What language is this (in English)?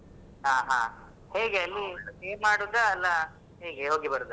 Kannada